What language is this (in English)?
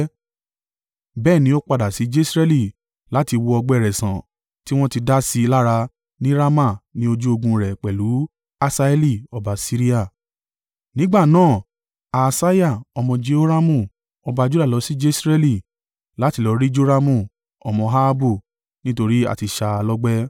Yoruba